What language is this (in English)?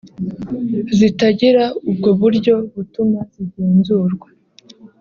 Kinyarwanda